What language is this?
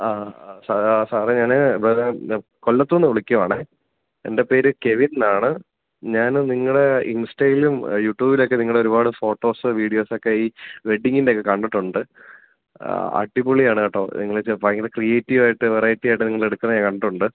Malayalam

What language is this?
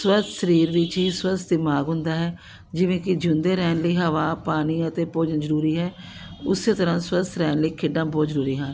Punjabi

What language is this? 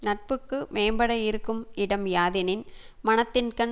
Tamil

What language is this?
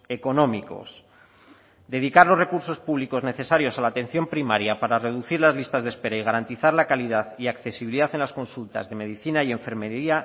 Spanish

